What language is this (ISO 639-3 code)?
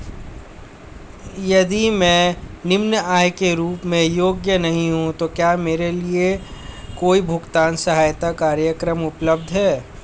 hin